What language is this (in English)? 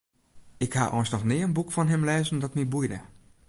Western Frisian